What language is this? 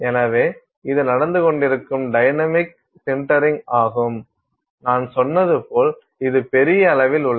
Tamil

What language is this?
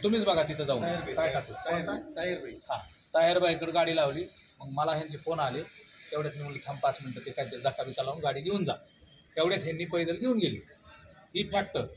Arabic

